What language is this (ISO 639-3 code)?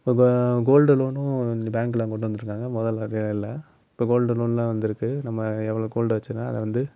tam